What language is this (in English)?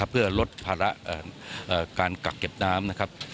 Thai